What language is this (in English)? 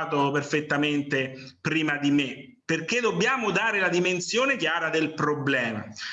Italian